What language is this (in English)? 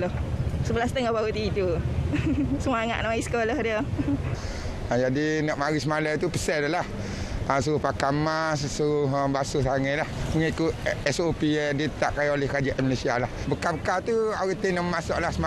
Malay